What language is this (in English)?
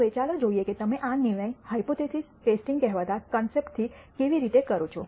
Gujarati